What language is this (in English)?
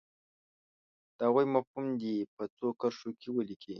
Pashto